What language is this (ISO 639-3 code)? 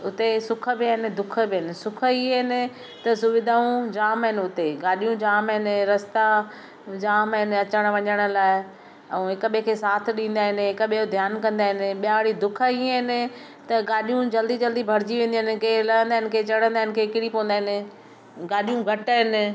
snd